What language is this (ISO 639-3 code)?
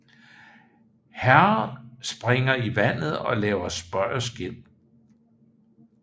dan